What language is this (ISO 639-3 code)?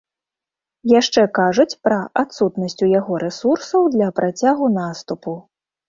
bel